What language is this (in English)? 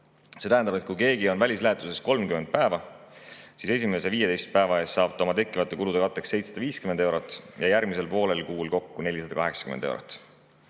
Estonian